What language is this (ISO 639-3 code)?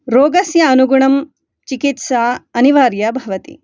san